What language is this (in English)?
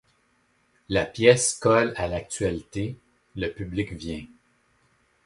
French